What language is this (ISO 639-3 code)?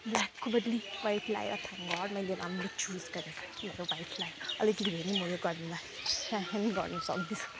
nep